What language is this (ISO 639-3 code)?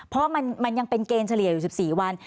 tha